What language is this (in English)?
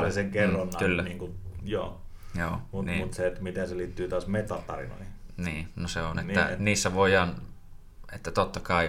Finnish